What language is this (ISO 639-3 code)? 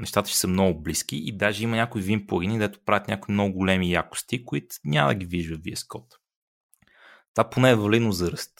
bul